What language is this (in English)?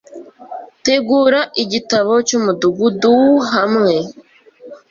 Kinyarwanda